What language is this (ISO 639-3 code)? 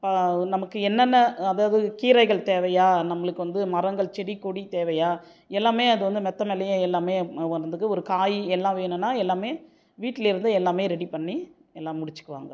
tam